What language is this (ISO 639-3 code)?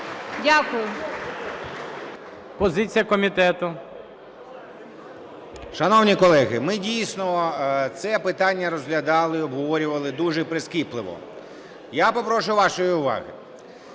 ukr